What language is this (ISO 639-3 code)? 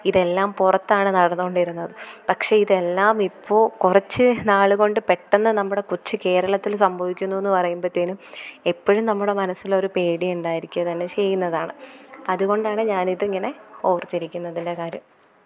mal